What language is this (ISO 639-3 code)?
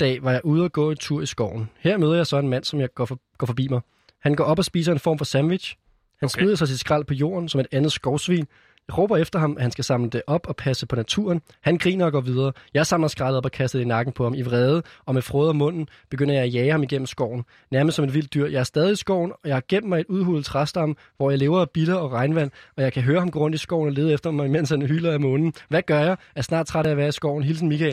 dan